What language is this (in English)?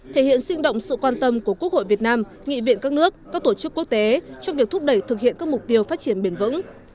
Vietnamese